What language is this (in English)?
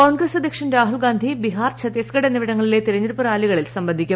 Malayalam